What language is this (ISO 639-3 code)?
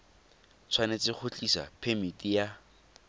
tsn